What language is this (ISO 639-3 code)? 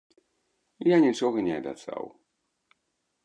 bel